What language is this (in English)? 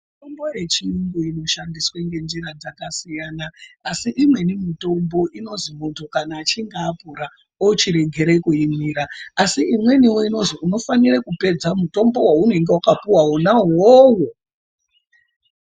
Ndau